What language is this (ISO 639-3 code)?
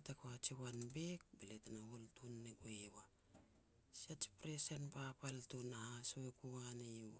pex